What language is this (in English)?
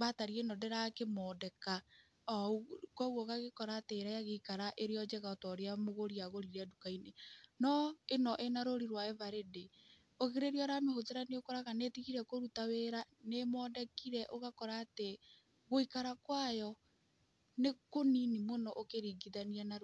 Kikuyu